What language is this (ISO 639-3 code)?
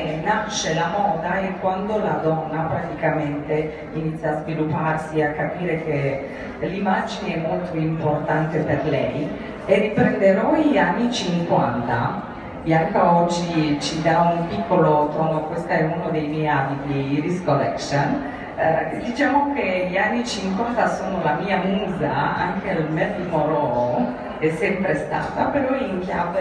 ita